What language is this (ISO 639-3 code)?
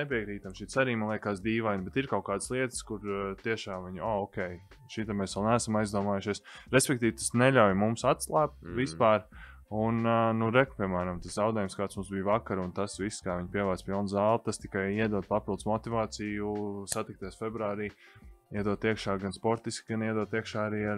lav